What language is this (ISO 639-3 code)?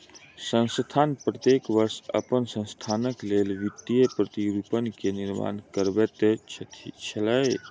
mai